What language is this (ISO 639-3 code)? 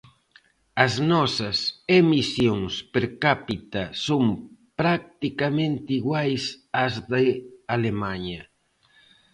glg